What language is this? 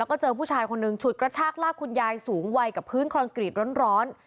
Thai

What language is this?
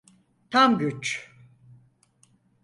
Turkish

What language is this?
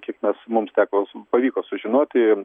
Lithuanian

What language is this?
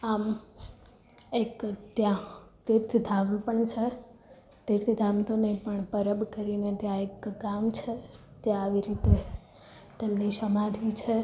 Gujarati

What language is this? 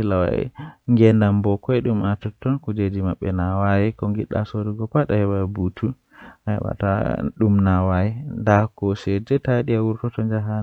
Western Niger Fulfulde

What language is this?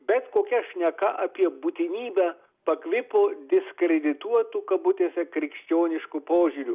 Lithuanian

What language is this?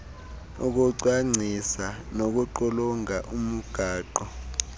Xhosa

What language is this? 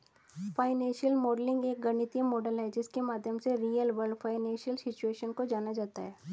Hindi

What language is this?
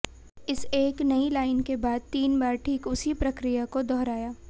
Hindi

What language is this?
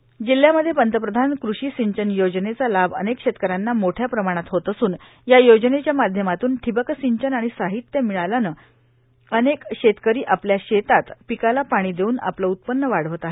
Marathi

